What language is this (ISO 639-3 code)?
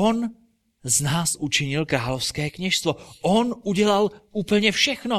ces